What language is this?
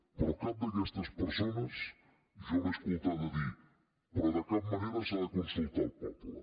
Catalan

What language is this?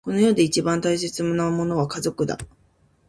Japanese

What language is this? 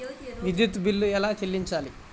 Telugu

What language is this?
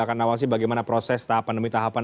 Indonesian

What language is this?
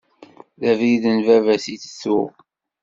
Kabyle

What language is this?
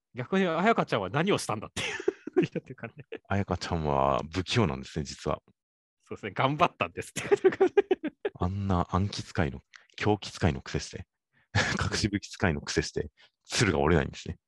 Japanese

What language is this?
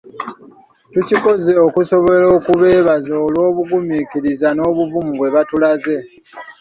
Ganda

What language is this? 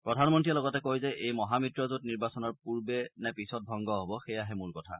Assamese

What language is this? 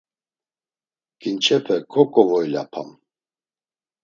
Laz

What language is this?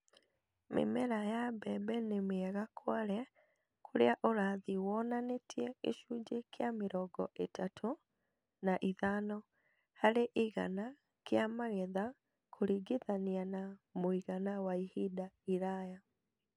Kikuyu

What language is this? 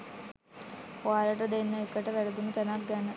Sinhala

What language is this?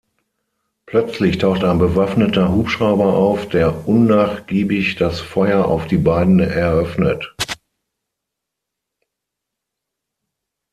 German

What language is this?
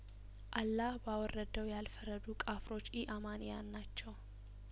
Amharic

